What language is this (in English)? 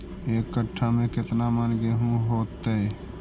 Magahi